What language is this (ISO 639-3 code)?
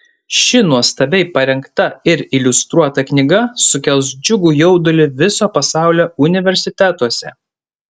lit